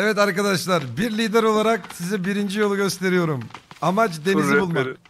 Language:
Turkish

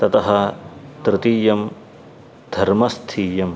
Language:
Sanskrit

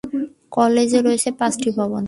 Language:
Bangla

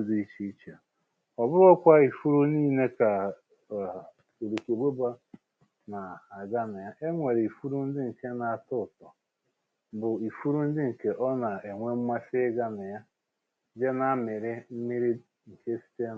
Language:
Igbo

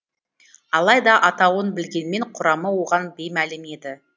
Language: Kazakh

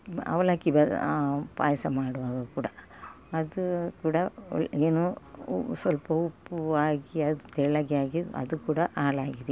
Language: Kannada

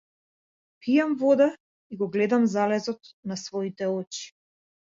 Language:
Macedonian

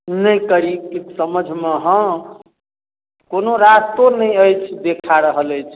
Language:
Maithili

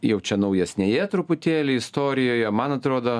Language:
Lithuanian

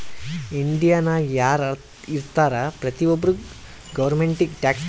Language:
Kannada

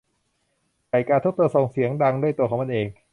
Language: Thai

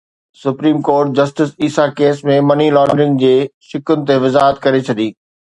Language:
Sindhi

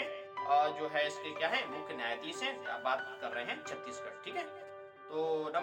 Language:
Hindi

